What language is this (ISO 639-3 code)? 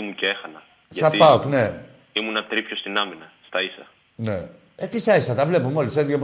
ell